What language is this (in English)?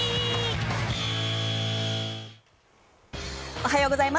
Japanese